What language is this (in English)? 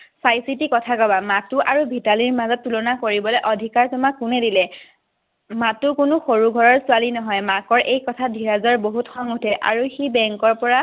Assamese